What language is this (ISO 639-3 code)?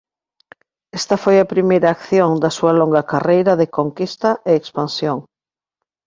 glg